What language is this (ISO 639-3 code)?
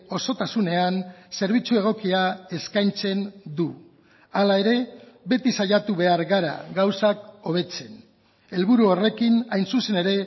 eus